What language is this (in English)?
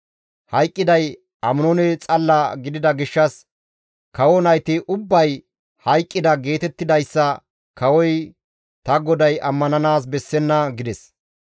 Gamo